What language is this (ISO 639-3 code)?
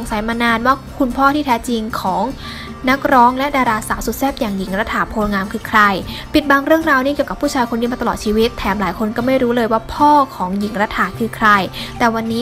tha